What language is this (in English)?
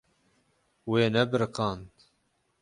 Kurdish